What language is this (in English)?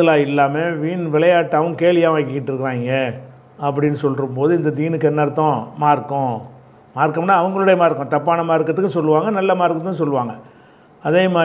Tamil